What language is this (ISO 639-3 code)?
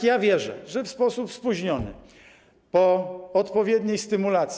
pol